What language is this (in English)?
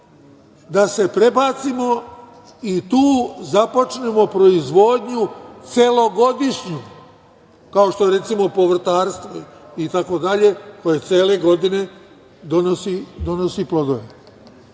Serbian